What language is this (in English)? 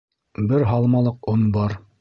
Bashkir